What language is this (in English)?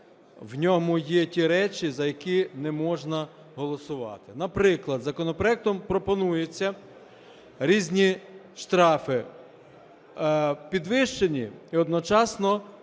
Ukrainian